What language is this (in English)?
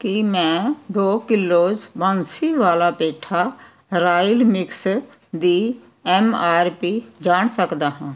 Punjabi